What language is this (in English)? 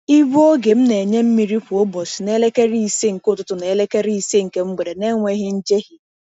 Igbo